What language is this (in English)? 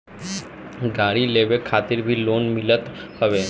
Bhojpuri